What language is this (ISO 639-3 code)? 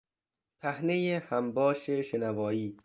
fas